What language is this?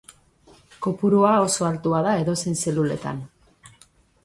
Basque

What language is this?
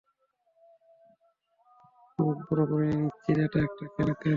Bangla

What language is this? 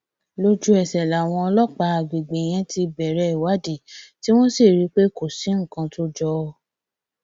Yoruba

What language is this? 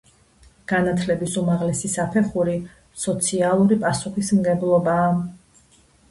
Georgian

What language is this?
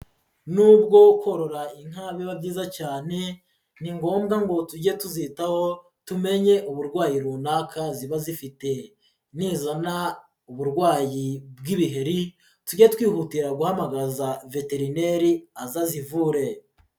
Kinyarwanda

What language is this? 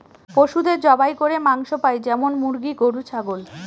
Bangla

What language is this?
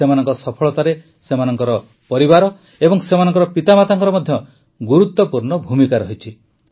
Odia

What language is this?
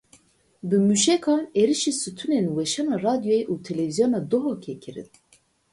Kurdish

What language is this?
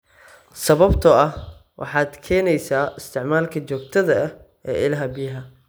Somali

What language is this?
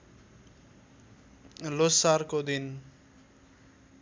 Nepali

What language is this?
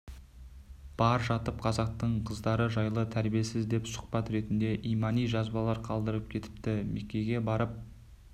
Kazakh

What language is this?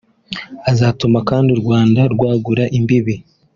Kinyarwanda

